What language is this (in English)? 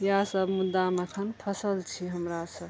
Maithili